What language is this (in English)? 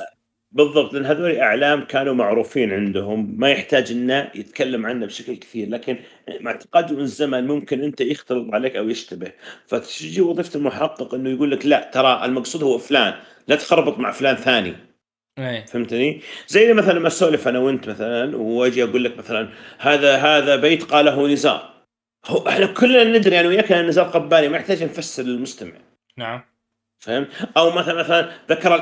Arabic